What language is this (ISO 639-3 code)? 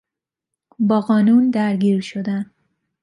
fas